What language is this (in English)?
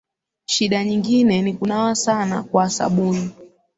Swahili